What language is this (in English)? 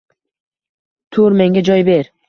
Uzbek